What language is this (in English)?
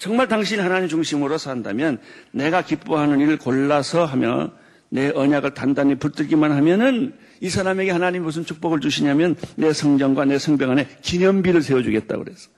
Korean